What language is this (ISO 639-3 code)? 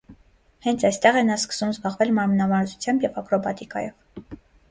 hye